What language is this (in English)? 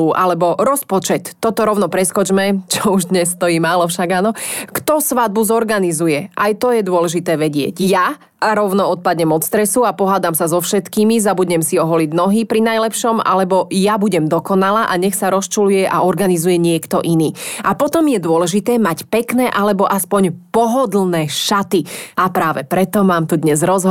Slovak